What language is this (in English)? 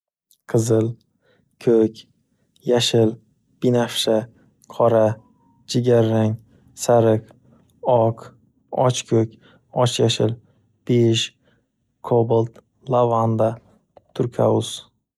Uzbek